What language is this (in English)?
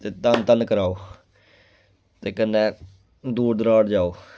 Dogri